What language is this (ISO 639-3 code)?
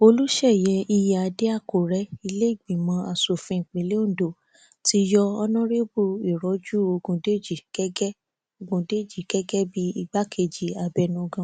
yor